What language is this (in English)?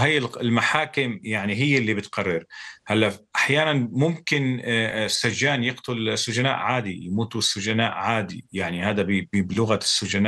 Arabic